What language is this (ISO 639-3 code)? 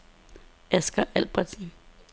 dan